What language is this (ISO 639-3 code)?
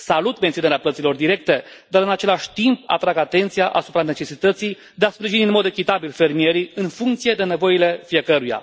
ron